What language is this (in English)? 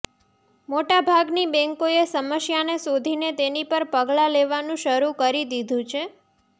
Gujarati